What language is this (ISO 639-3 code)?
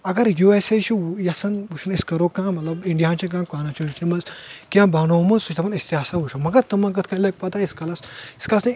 kas